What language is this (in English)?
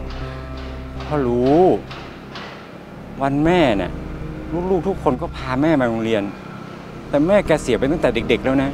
Thai